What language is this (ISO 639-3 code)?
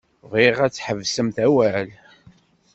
kab